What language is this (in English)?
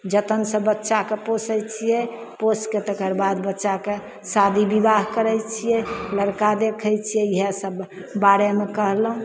Maithili